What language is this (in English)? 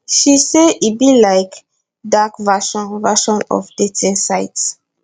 Nigerian Pidgin